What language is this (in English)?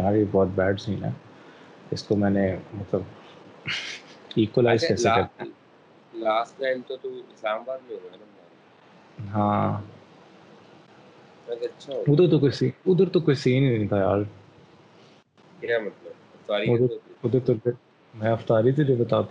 Urdu